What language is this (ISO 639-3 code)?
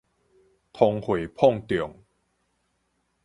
nan